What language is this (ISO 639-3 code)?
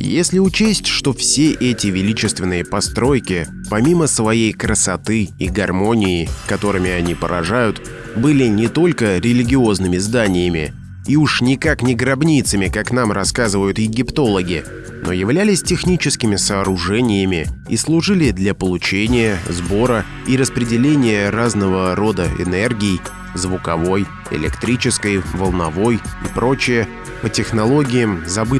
rus